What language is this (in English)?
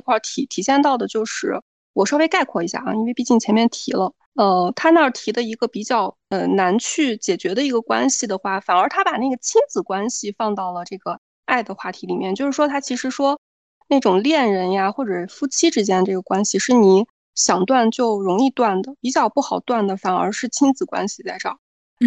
Chinese